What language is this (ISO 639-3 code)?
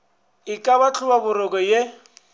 nso